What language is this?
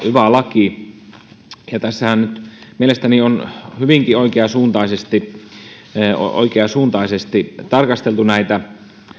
Finnish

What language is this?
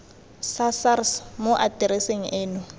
Tswana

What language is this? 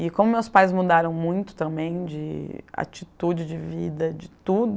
Portuguese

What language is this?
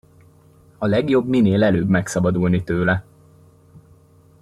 Hungarian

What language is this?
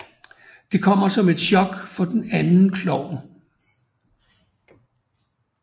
Danish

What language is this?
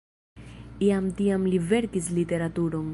Esperanto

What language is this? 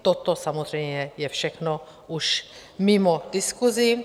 Czech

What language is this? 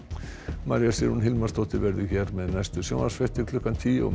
Icelandic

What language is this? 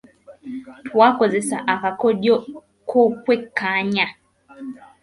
Ganda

